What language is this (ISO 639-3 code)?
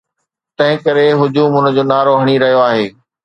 snd